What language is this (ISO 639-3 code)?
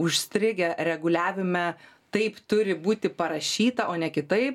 lit